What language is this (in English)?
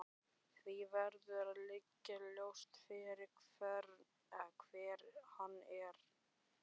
Icelandic